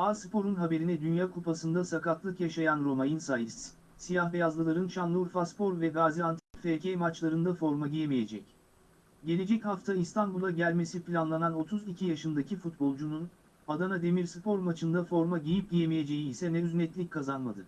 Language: Turkish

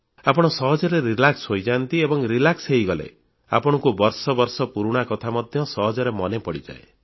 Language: Odia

